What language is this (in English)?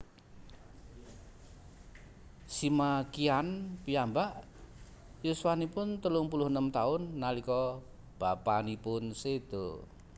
Javanese